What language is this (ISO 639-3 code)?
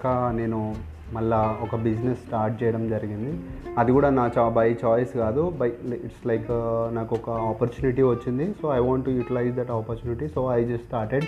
tel